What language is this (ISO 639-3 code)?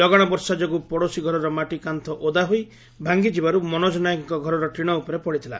ori